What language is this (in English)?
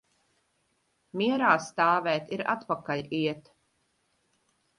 Latvian